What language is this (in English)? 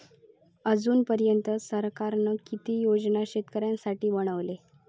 Marathi